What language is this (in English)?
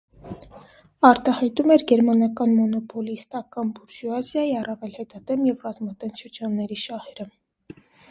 Armenian